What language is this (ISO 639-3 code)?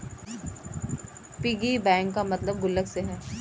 hin